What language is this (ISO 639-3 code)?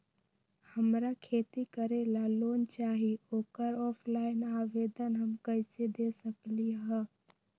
mag